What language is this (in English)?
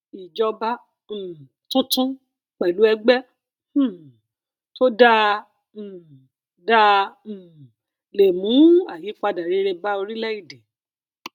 Yoruba